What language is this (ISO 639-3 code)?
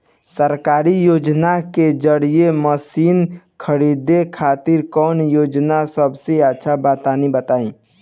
bho